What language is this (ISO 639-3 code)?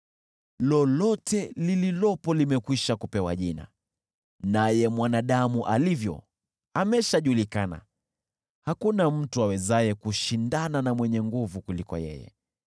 swa